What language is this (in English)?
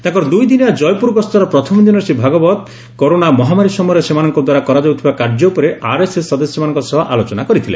Odia